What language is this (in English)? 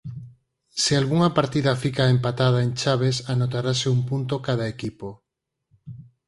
Galician